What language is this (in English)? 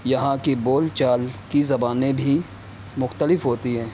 Urdu